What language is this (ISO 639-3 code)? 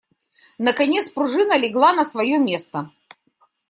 rus